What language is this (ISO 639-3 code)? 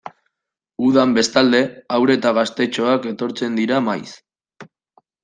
eus